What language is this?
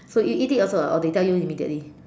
English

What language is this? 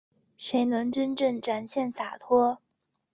Chinese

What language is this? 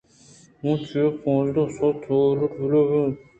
Eastern Balochi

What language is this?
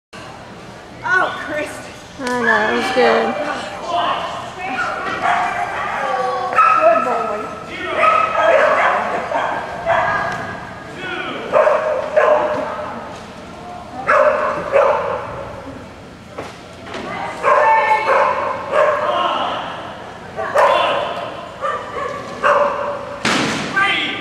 English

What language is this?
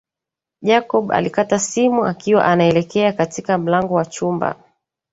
Swahili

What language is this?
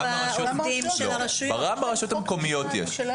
Hebrew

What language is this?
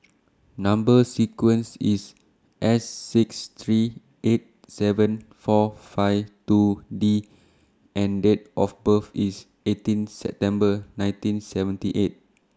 English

